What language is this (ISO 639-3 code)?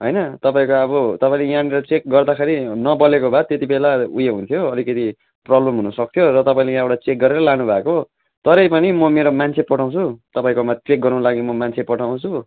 nep